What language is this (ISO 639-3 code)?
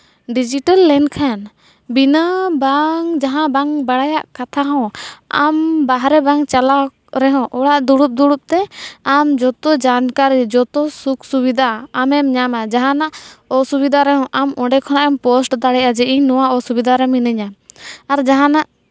sat